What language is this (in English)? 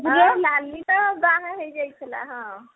Odia